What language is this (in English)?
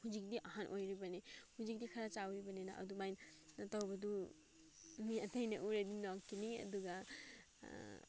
Manipuri